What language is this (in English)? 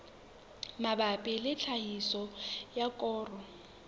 Southern Sotho